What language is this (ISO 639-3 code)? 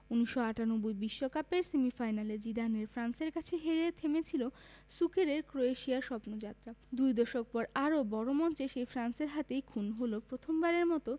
ben